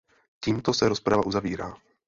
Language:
Czech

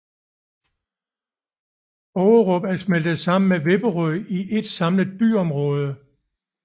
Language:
Danish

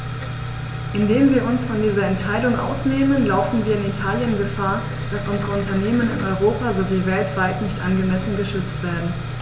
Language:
German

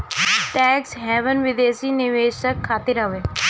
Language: Bhojpuri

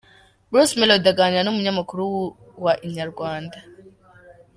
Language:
Kinyarwanda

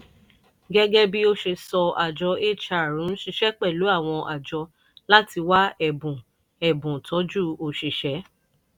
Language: Yoruba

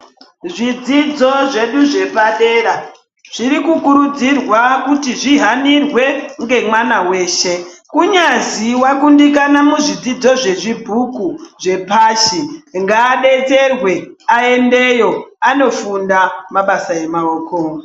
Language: Ndau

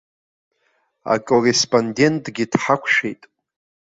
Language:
Abkhazian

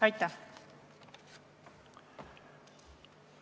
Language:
Estonian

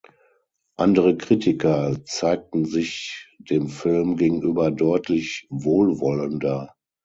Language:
German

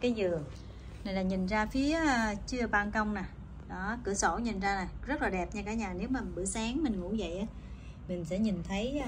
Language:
Vietnamese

